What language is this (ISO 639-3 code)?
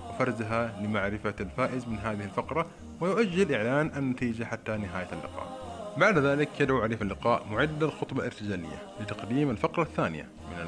ara